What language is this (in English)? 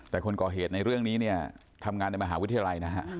Thai